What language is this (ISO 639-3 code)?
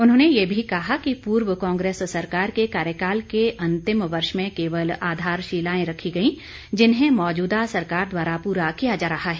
hin